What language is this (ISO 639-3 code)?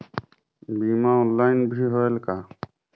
hne